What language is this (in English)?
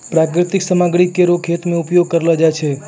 Maithili